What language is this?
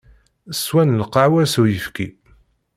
Kabyle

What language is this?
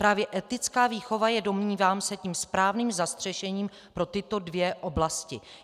Czech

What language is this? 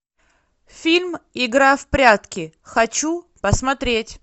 Russian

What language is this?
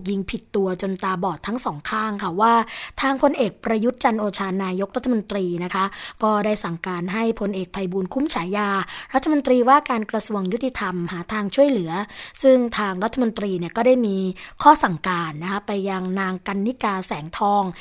Thai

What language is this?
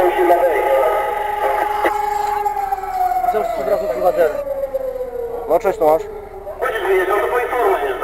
Polish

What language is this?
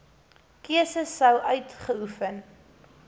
Afrikaans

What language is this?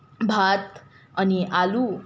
Nepali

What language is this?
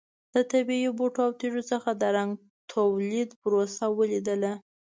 Pashto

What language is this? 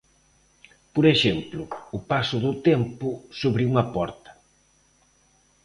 Galician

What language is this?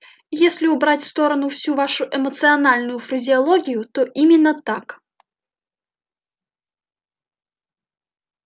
Russian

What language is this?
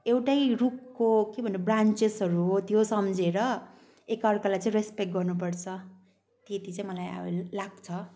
Nepali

